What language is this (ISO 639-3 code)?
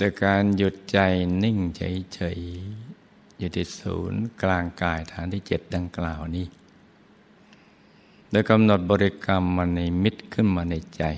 tha